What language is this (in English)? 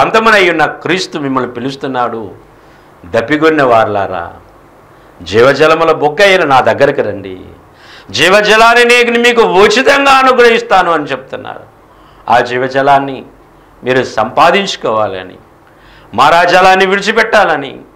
Telugu